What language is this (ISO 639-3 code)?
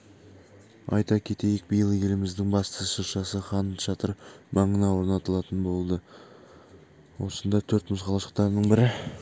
kaz